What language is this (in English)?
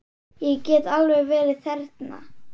Icelandic